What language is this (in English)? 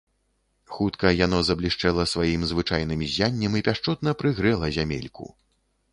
Belarusian